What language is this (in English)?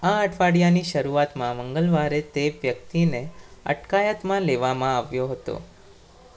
Gujarati